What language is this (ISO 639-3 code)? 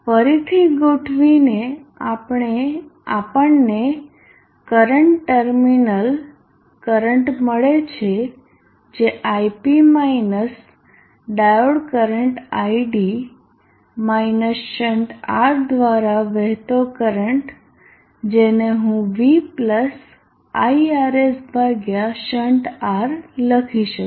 guj